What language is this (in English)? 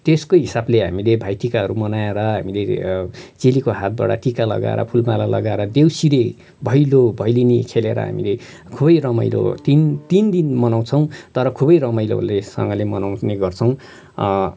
Nepali